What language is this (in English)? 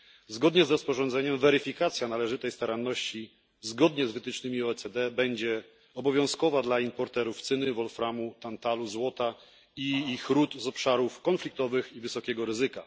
Polish